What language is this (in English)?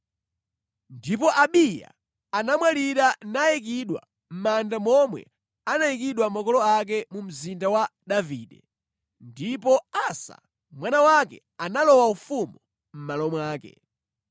Nyanja